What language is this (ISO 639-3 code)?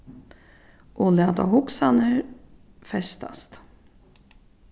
fao